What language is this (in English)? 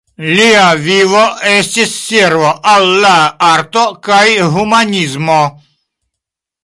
Esperanto